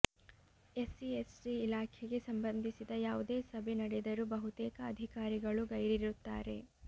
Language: Kannada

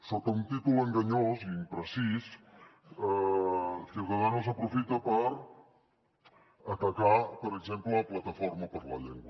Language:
Catalan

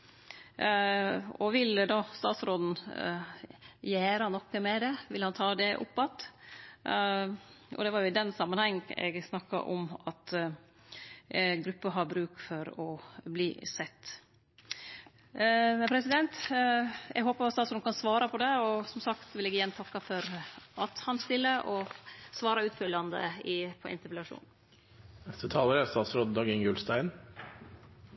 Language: Norwegian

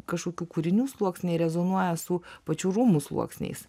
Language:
Lithuanian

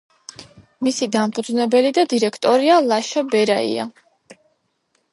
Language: Georgian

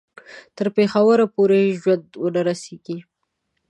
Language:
Pashto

